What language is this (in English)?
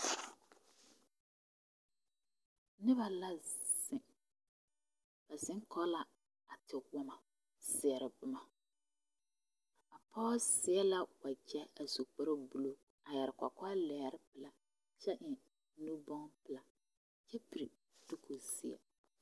Southern Dagaare